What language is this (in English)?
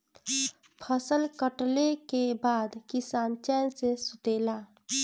Bhojpuri